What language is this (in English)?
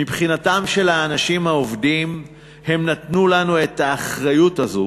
Hebrew